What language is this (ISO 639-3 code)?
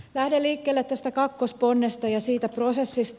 fin